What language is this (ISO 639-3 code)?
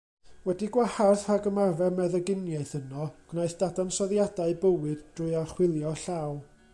cym